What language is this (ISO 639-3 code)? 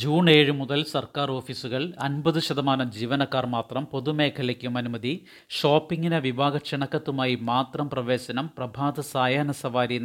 mal